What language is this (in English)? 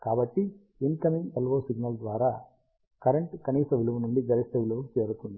Telugu